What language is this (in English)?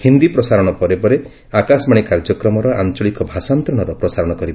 Odia